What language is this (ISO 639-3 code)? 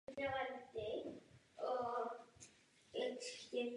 ces